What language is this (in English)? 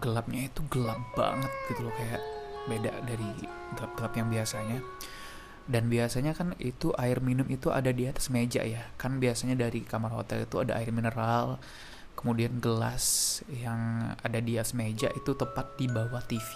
Indonesian